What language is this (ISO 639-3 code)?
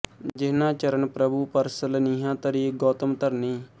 pan